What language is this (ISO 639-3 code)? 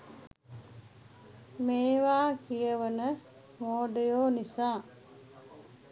sin